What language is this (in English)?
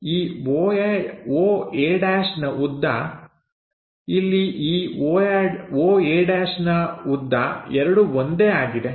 Kannada